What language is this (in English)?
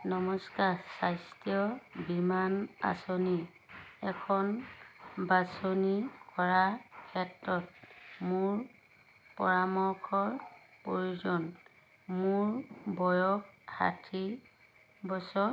Assamese